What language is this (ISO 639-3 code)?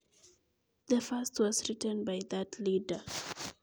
kln